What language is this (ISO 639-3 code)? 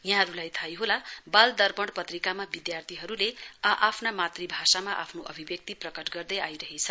nep